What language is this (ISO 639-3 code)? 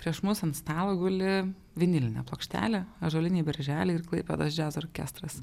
lit